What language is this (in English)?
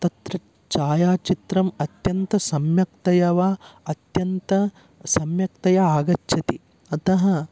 Sanskrit